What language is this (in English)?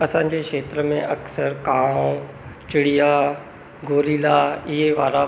Sindhi